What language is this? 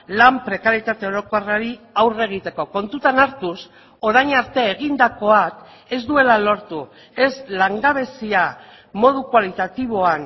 Basque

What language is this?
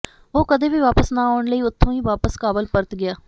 Punjabi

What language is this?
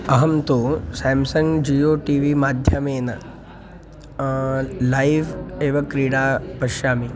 Sanskrit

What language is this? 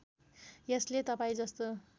Nepali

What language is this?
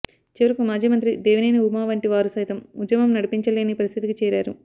Telugu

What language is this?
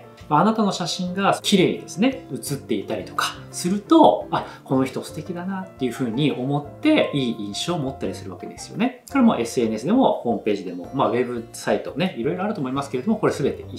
Japanese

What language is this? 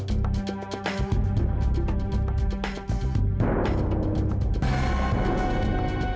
Indonesian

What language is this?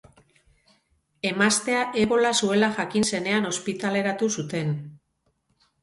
Basque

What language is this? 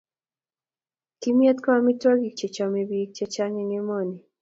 Kalenjin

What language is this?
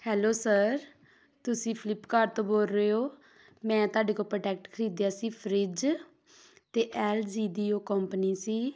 Punjabi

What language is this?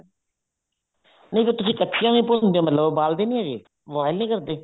Punjabi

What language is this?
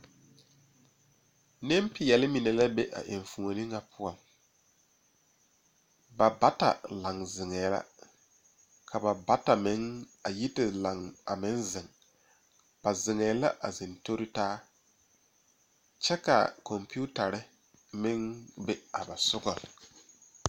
Southern Dagaare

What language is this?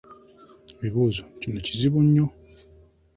Ganda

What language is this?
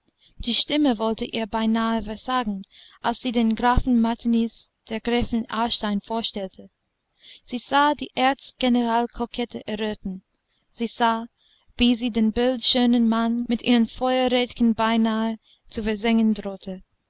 German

